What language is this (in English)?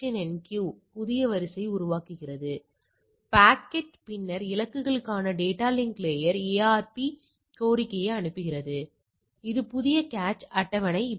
Tamil